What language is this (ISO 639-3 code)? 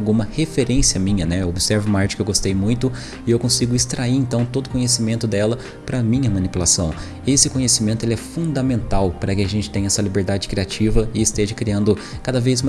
por